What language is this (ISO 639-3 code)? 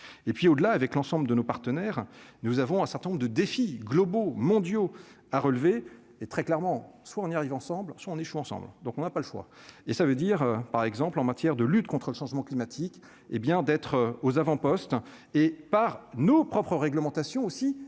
fra